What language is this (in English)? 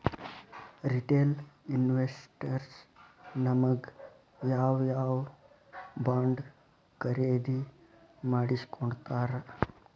Kannada